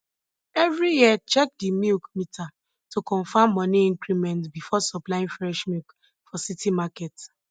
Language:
Nigerian Pidgin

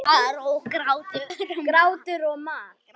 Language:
Icelandic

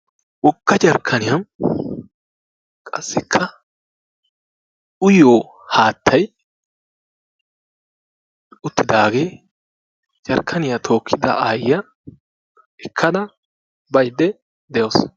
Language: Wolaytta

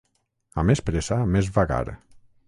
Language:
Catalan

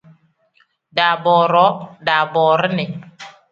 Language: Tem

